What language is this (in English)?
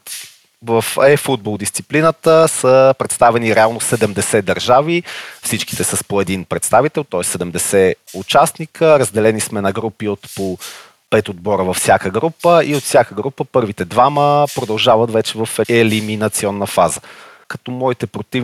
Bulgarian